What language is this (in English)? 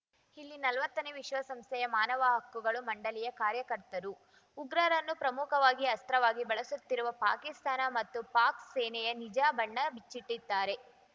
Kannada